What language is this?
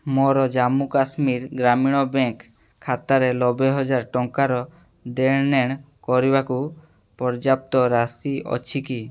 Odia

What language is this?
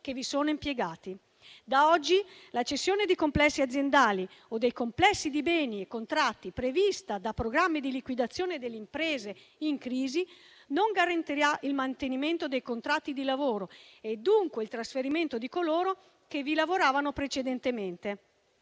Italian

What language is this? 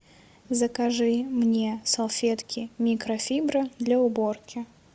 Russian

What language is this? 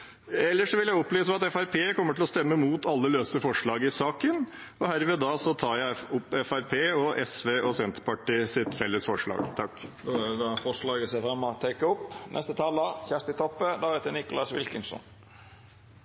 Norwegian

